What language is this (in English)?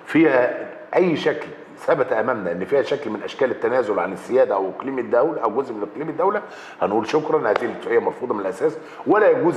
Arabic